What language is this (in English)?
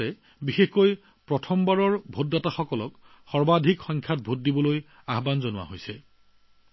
Assamese